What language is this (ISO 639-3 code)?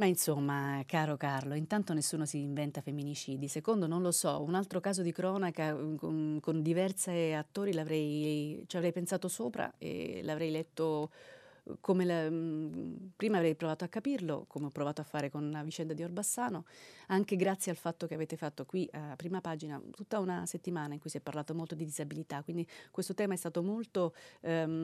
ita